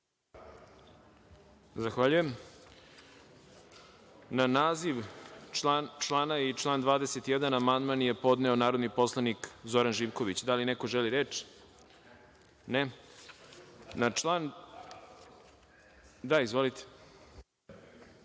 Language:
Serbian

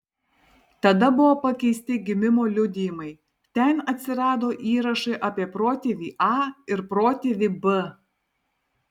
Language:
Lithuanian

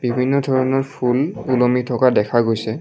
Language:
Assamese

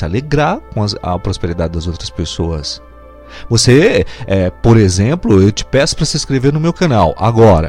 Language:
Portuguese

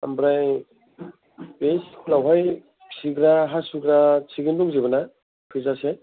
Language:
Bodo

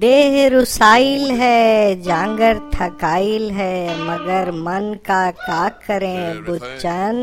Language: Hindi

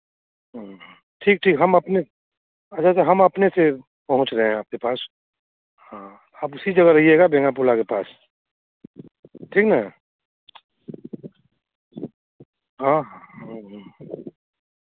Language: Hindi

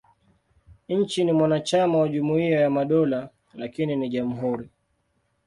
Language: Swahili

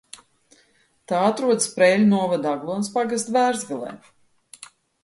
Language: Latvian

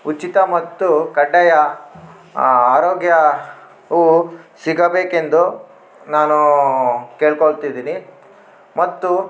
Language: Kannada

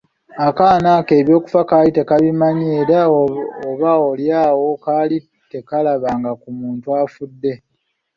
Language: Ganda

